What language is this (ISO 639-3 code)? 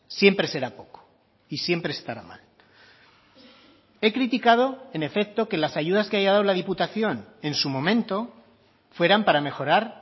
spa